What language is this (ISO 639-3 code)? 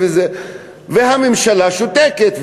heb